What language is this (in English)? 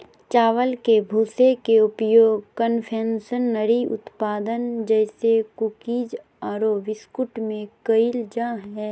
Magahi